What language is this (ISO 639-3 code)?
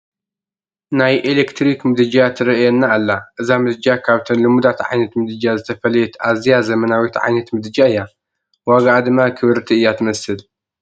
tir